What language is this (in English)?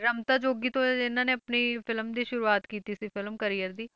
Punjabi